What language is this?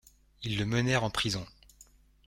French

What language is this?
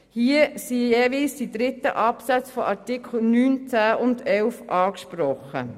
Swiss German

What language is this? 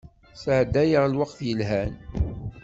Kabyle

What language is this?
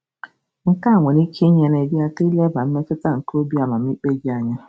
Igbo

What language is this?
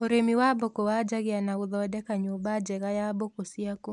Kikuyu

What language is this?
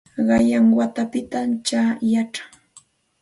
Santa Ana de Tusi Pasco Quechua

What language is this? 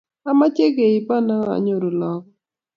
Kalenjin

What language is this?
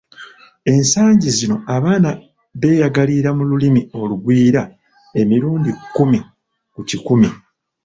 Ganda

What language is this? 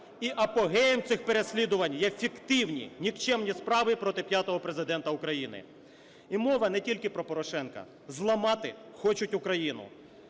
Ukrainian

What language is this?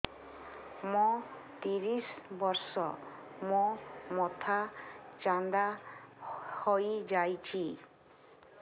Odia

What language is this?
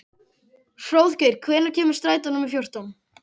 Icelandic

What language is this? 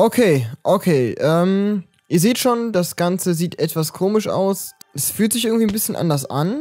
German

